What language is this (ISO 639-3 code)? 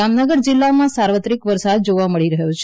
guj